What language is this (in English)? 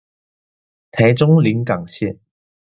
Chinese